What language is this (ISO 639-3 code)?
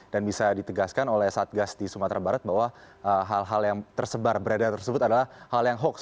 ind